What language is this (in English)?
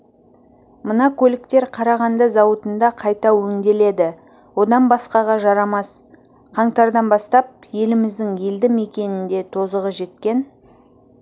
Kazakh